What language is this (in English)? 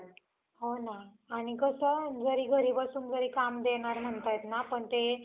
Marathi